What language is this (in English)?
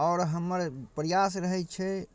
Maithili